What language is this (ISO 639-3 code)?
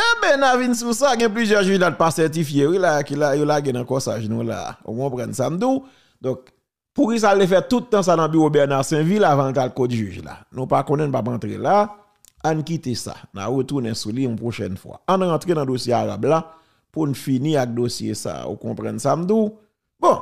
fra